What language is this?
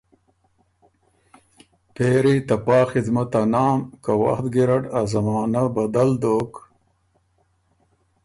Ormuri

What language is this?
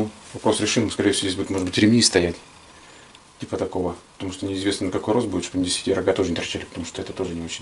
Russian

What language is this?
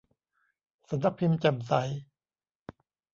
Thai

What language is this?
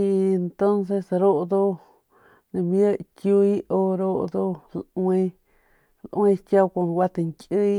Northern Pame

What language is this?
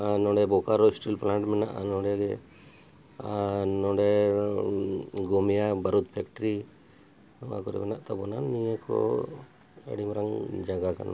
Santali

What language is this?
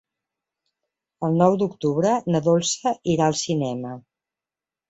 Catalan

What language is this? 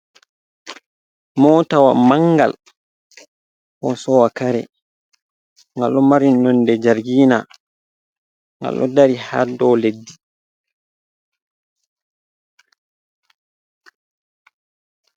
Fula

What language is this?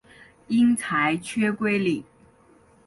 Chinese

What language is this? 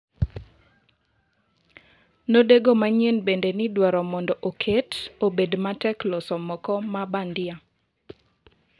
Luo (Kenya and Tanzania)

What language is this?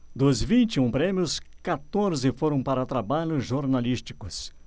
Portuguese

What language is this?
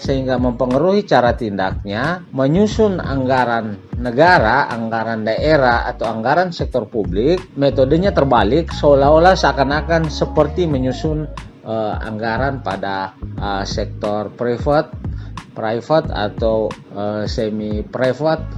Indonesian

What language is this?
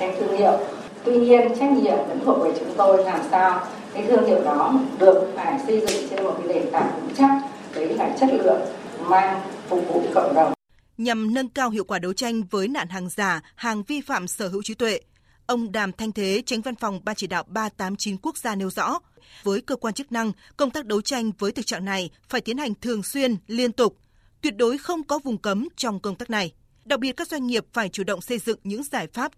Vietnamese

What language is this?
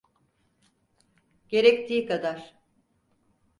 Turkish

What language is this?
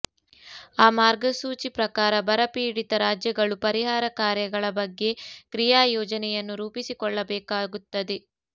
Kannada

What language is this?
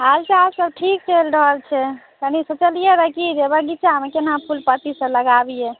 Maithili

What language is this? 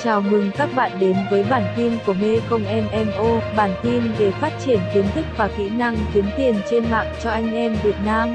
Vietnamese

